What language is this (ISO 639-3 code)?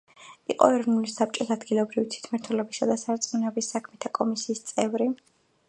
kat